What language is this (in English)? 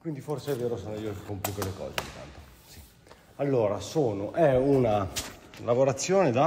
Italian